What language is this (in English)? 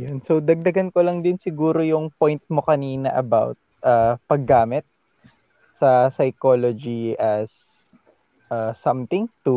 Filipino